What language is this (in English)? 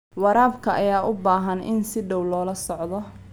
Somali